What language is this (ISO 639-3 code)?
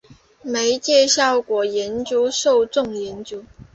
zho